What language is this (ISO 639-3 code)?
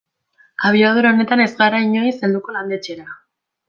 eus